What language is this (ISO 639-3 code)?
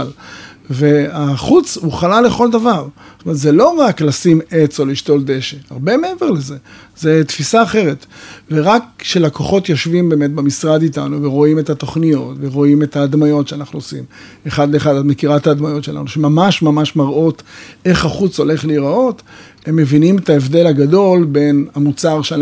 heb